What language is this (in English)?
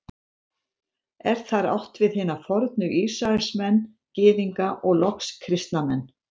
Icelandic